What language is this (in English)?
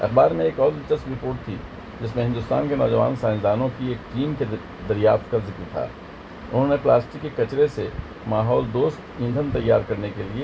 Urdu